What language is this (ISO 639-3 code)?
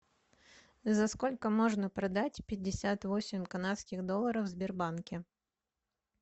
rus